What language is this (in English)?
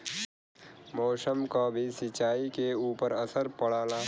Bhojpuri